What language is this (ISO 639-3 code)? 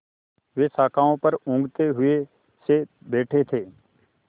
hin